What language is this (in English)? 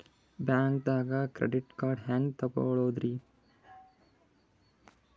Kannada